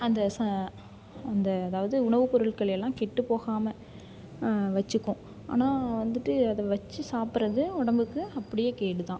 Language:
Tamil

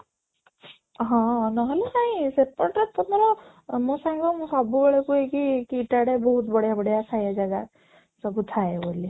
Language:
Odia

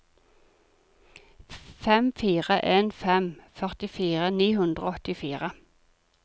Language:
Norwegian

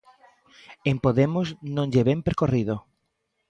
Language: Galician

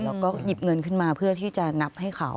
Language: Thai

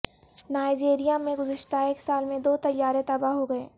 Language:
Urdu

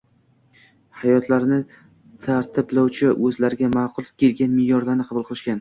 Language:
Uzbek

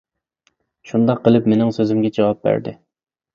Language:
Uyghur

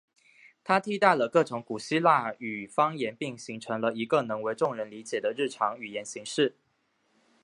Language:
Chinese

